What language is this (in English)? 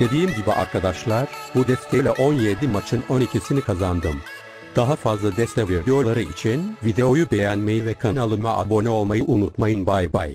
Turkish